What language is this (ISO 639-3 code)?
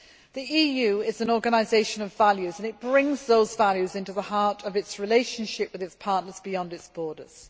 eng